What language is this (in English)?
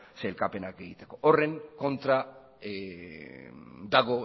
Basque